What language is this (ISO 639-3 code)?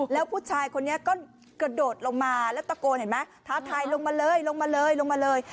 tha